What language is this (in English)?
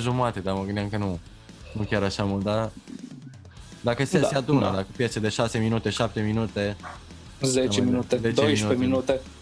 Romanian